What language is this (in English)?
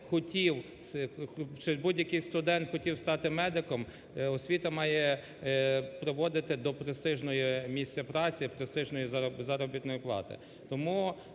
Ukrainian